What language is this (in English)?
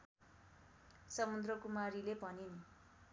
Nepali